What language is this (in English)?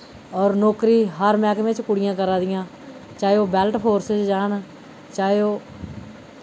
Dogri